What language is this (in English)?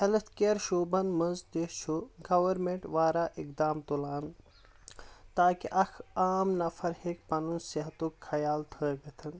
Kashmiri